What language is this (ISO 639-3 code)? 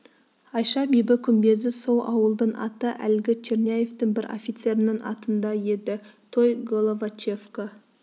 kaz